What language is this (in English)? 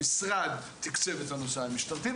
Hebrew